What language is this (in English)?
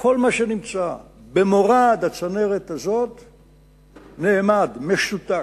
Hebrew